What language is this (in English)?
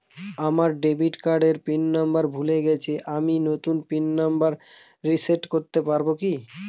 Bangla